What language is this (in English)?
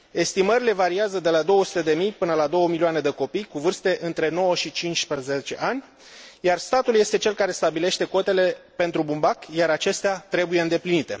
Romanian